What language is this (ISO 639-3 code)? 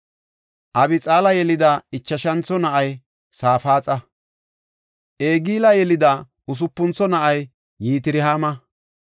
gof